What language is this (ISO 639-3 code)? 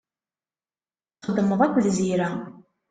kab